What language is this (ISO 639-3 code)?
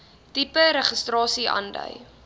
afr